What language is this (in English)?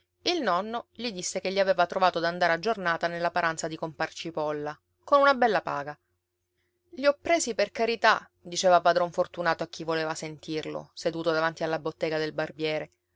Italian